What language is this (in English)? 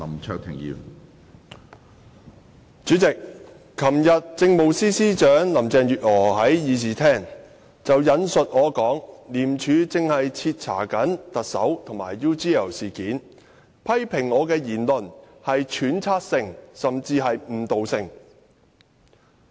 Cantonese